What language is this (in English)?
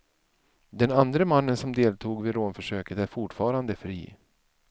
Swedish